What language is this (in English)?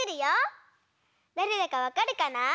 Japanese